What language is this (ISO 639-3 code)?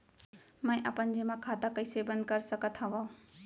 hne